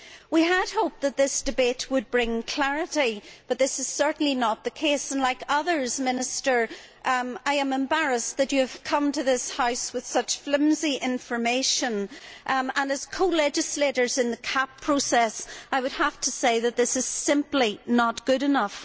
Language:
English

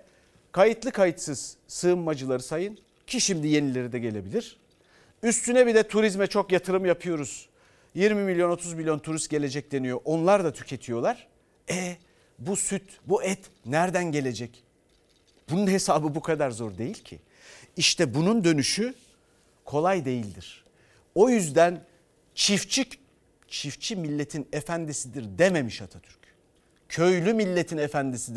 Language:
Turkish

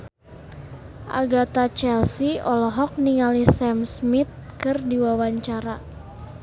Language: Sundanese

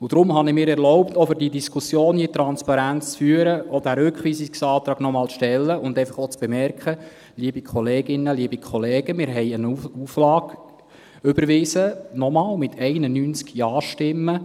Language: Swiss German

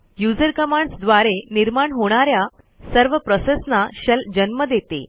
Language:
Marathi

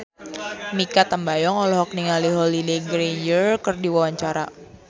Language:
Sundanese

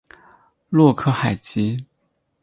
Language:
Chinese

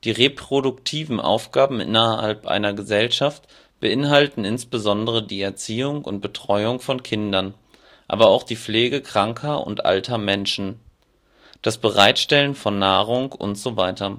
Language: German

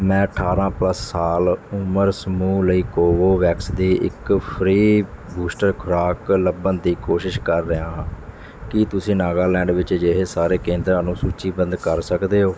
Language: Punjabi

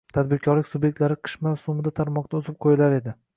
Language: Uzbek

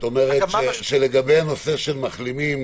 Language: Hebrew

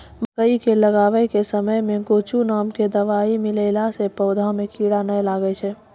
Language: Maithili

